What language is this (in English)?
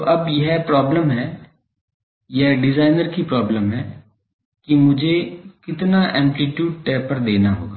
Hindi